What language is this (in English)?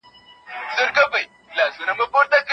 Pashto